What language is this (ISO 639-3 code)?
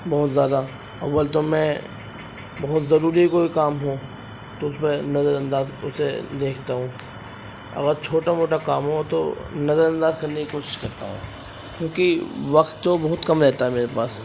urd